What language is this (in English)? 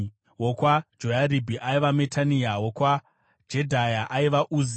Shona